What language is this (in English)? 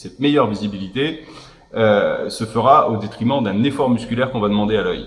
French